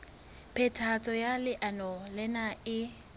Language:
Southern Sotho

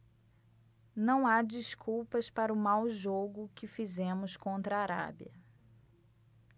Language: Portuguese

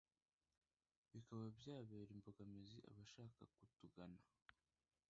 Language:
Kinyarwanda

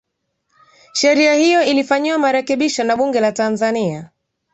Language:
Swahili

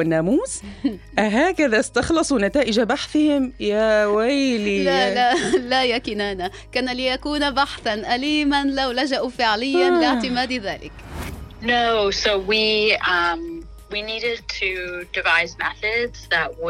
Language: Arabic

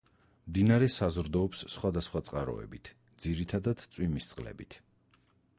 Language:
Georgian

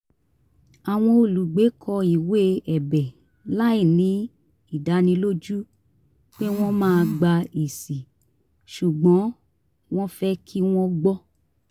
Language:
Yoruba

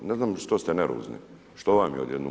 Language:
Croatian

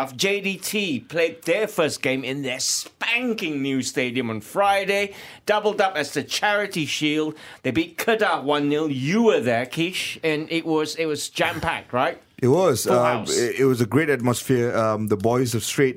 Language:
English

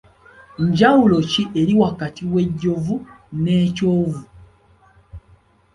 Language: Ganda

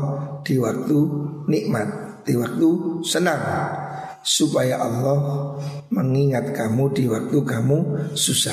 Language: Indonesian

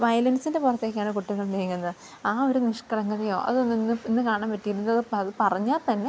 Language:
Malayalam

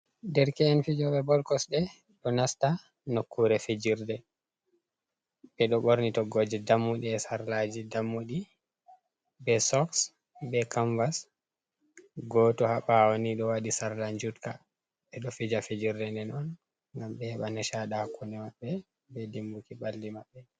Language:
Fula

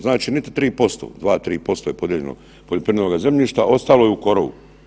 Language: Croatian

